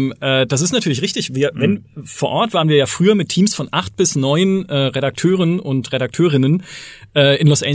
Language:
German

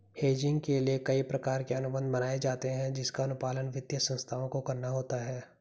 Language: Hindi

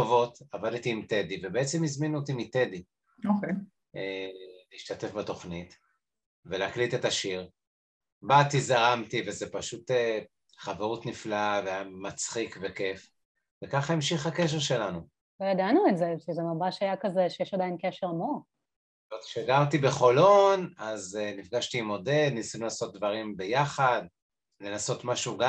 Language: Hebrew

